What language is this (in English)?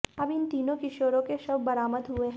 Hindi